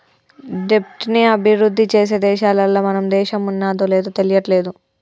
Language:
Telugu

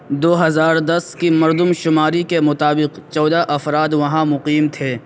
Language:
Urdu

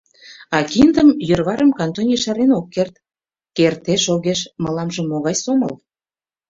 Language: Mari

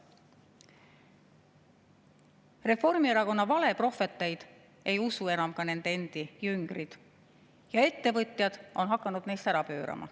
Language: Estonian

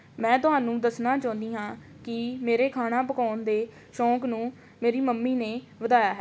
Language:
Punjabi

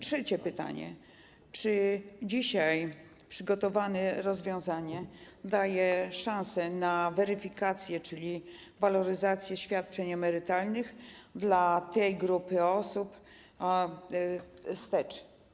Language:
Polish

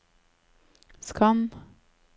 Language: Norwegian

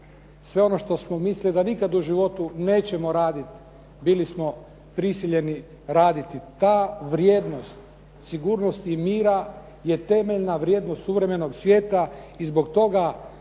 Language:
Croatian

